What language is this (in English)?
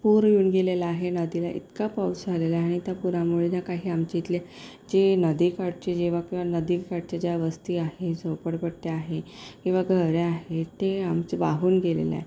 Marathi